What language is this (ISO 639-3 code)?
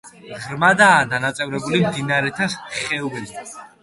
kat